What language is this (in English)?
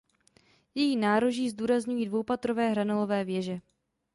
Czech